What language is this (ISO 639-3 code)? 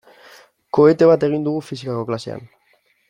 eus